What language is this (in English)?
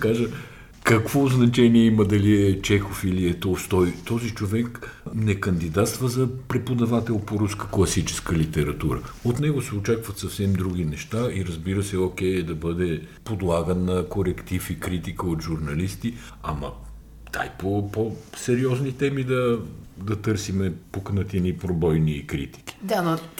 Bulgarian